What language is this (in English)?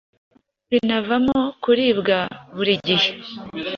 Kinyarwanda